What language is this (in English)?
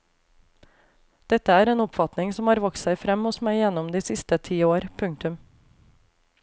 Norwegian